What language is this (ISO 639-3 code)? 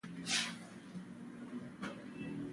pus